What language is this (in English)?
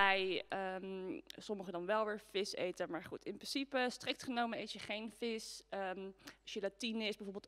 Dutch